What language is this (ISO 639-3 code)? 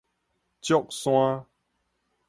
nan